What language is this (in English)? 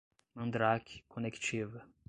Portuguese